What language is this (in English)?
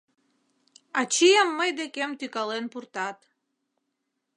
Mari